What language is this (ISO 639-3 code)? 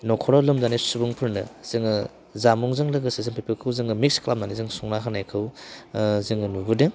brx